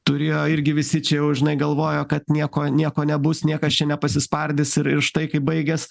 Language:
Lithuanian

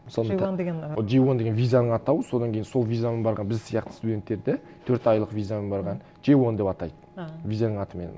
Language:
Kazakh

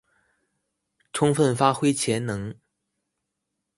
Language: Chinese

